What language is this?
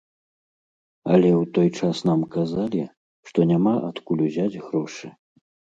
Belarusian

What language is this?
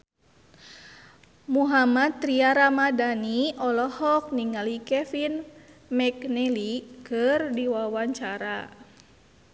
Sundanese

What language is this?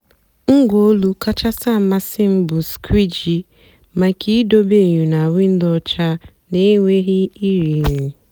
Igbo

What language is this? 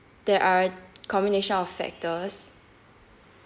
English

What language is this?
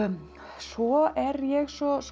Icelandic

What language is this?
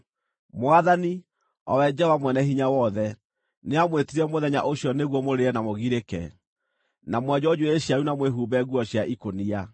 Kikuyu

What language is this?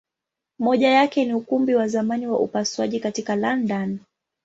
Swahili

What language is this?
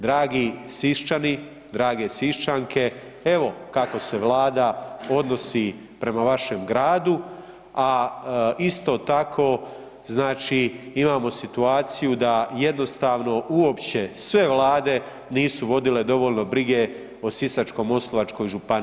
Croatian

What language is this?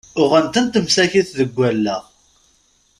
Kabyle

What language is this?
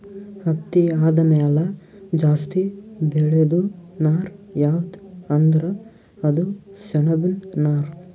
Kannada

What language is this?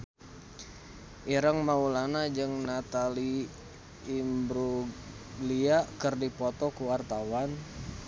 Sundanese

